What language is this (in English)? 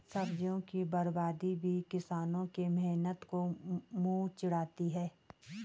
Hindi